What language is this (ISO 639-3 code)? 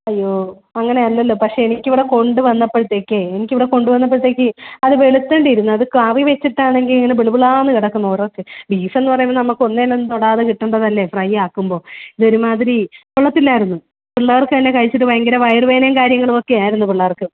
mal